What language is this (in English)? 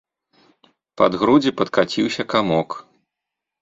Belarusian